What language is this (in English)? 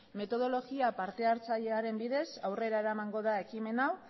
Basque